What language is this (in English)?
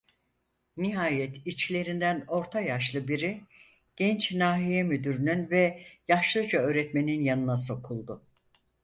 Turkish